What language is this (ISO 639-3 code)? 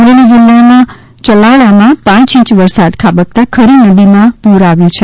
guj